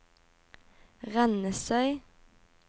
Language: Norwegian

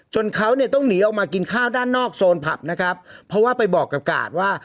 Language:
Thai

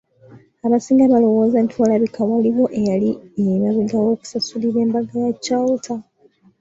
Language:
Ganda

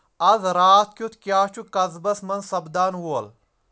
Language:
Kashmiri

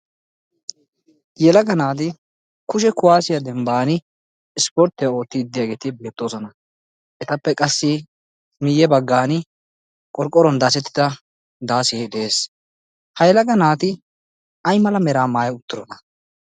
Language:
Wolaytta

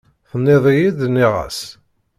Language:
Kabyle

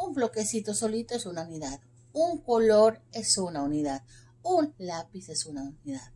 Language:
Spanish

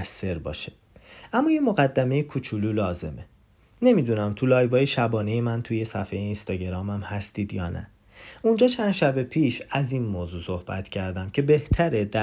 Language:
Persian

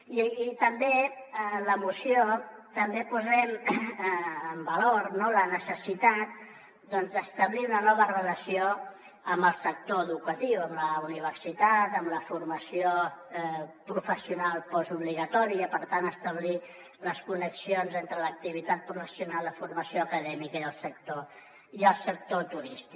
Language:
Catalan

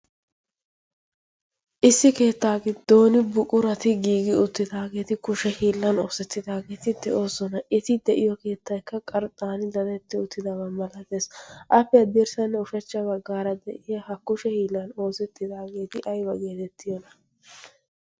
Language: Wolaytta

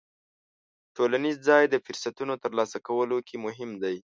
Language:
Pashto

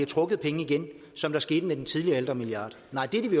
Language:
Danish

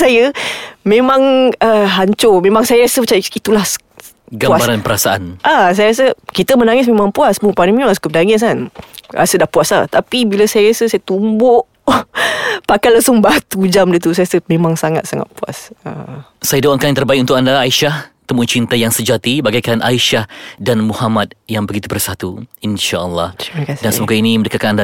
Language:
Malay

